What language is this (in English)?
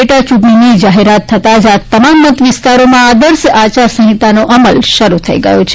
Gujarati